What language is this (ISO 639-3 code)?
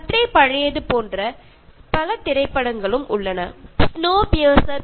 mal